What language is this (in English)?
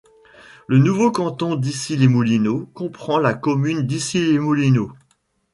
French